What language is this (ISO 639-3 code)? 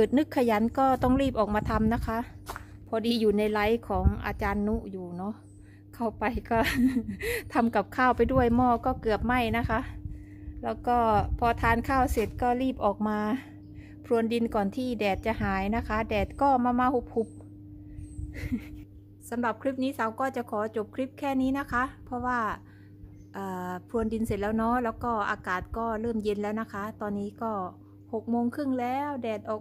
tha